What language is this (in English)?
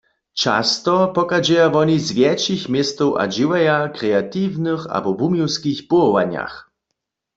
Upper Sorbian